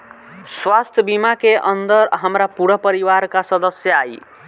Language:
Bhojpuri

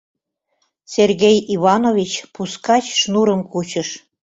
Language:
Mari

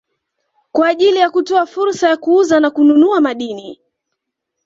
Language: Swahili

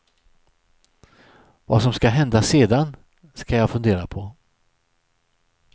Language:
Swedish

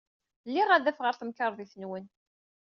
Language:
Kabyle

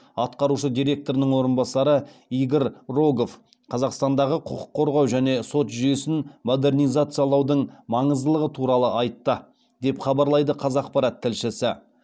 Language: Kazakh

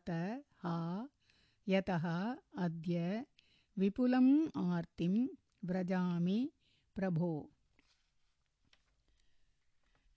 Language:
Tamil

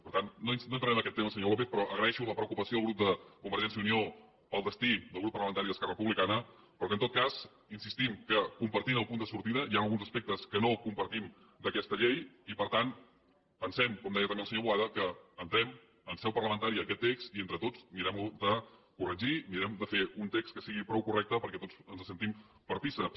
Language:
Catalan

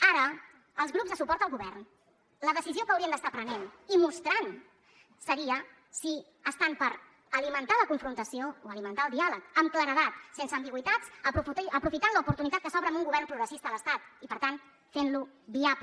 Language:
Catalan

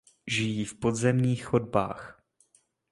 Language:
Czech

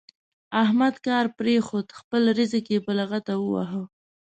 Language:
Pashto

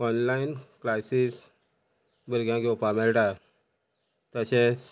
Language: Konkani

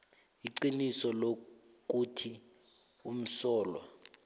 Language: South Ndebele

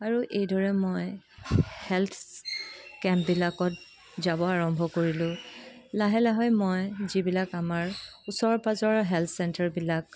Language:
Assamese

